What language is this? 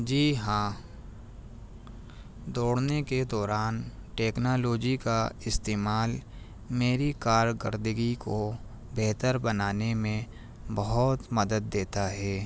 Urdu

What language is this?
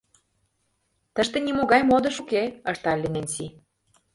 Mari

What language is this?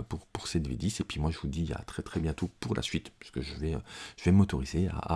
French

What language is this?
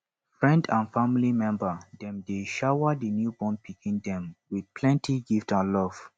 Nigerian Pidgin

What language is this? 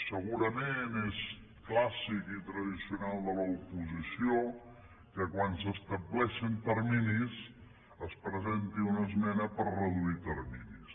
Catalan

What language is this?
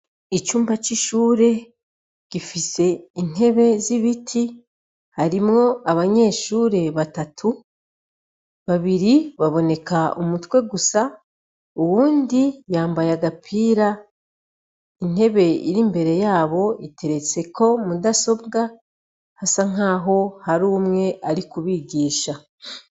Rundi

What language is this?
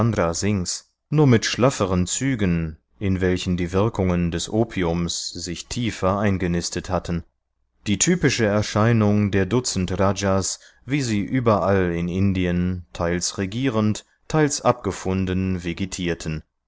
German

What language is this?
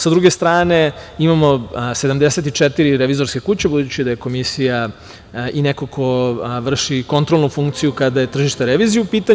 Serbian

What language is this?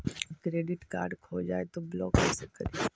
Magahi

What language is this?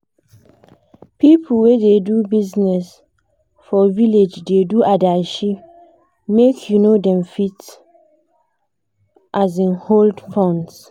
Nigerian Pidgin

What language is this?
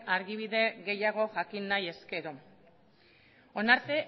Basque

